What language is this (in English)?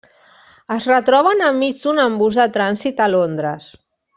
Catalan